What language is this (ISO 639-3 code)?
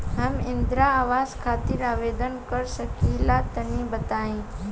bho